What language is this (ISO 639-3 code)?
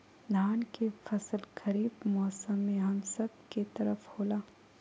mag